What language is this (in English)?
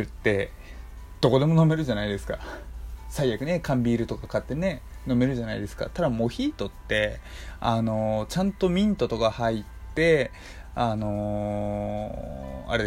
Japanese